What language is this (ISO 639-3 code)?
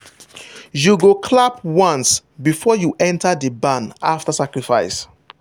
pcm